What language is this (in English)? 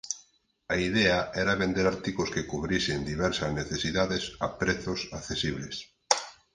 Galician